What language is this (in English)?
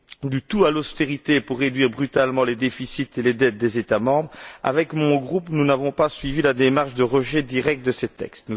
French